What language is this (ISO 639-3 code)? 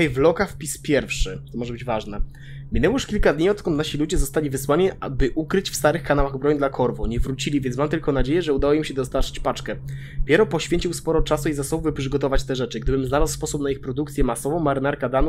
pol